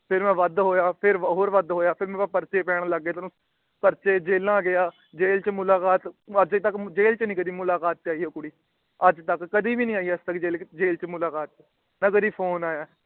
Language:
Punjabi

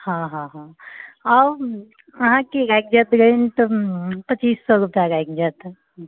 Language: Maithili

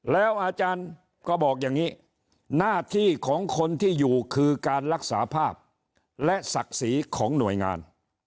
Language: Thai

